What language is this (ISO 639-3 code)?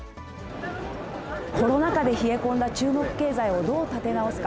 jpn